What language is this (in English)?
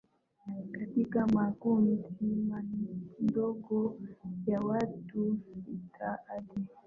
Swahili